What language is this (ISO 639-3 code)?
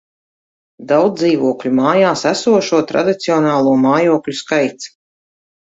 lav